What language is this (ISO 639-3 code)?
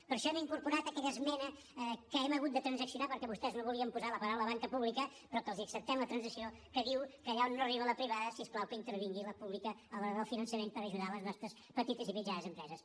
cat